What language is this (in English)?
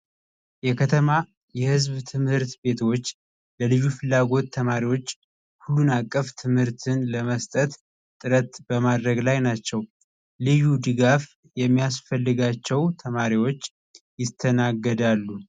Amharic